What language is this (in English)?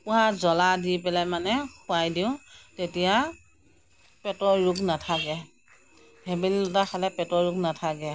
Assamese